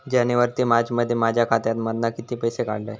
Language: Marathi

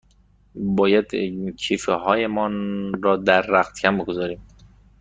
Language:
Persian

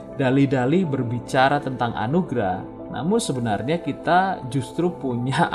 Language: Indonesian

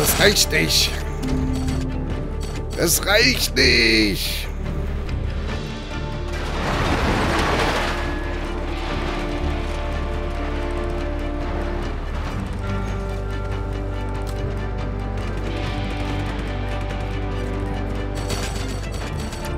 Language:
German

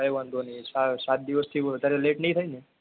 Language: Gujarati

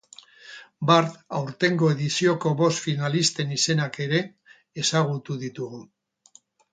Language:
Basque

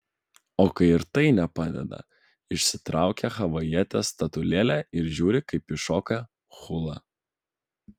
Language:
Lithuanian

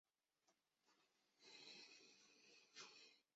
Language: Chinese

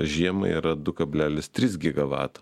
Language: Lithuanian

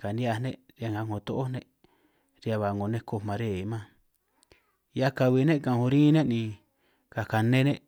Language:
San Martín Itunyoso Triqui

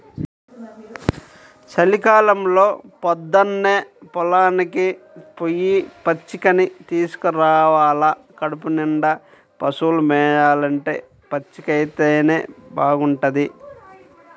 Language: Telugu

